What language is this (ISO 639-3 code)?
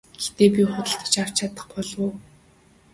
mon